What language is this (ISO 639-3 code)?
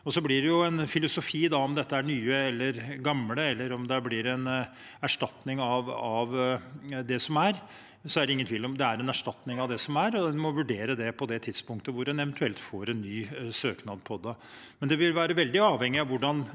nor